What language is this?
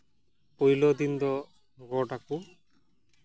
Santali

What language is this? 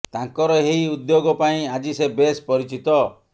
Odia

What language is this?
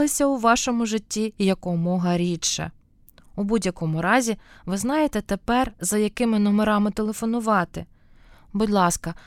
Ukrainian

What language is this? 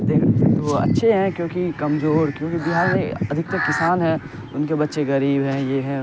Urdu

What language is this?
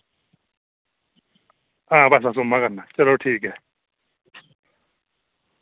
Dogri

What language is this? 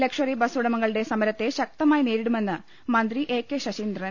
Malayalam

